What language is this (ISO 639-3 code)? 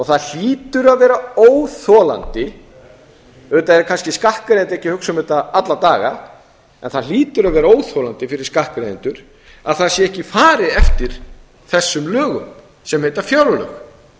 isl